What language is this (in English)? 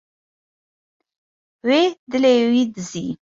Kurdish